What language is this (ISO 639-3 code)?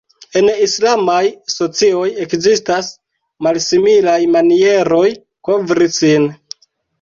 epo